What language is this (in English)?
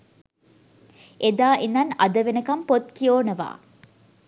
Sinhala